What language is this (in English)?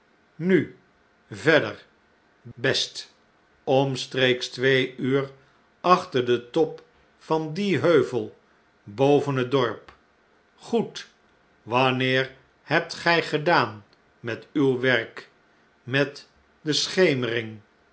Dutch